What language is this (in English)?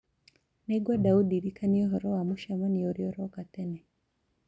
Kikuyu